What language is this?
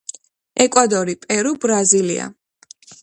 Georgian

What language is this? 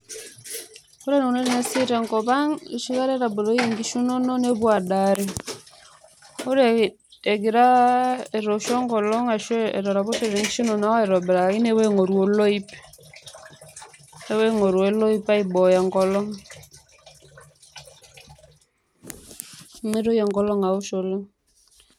Masai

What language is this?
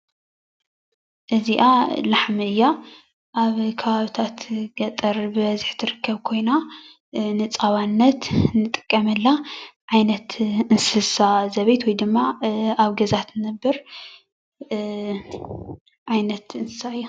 Tigrinya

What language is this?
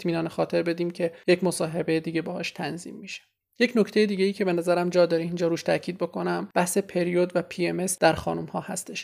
Persian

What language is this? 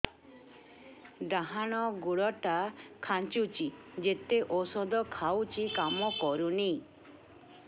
Odia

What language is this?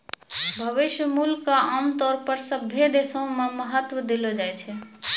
Maithili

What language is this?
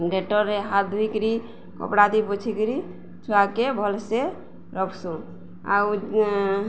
Odia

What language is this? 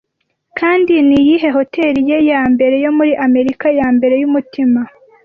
Kinyarwanda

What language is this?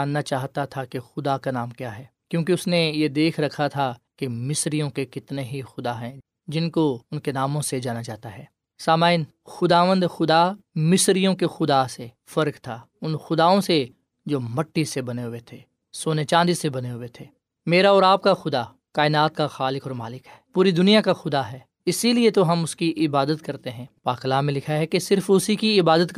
Urdu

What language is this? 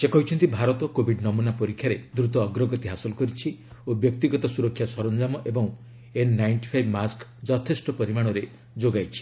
Odia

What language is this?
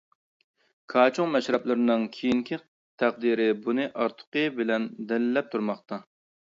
Uyghur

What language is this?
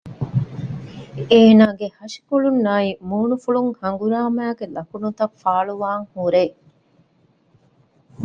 Divehi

